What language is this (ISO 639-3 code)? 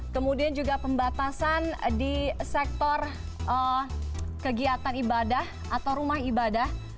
ind